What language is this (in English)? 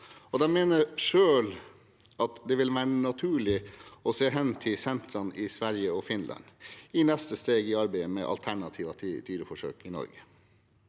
Norwegian